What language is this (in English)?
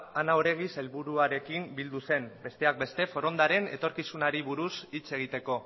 Basque